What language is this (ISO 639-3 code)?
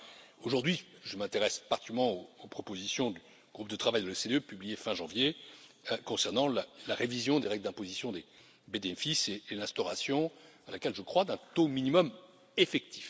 fra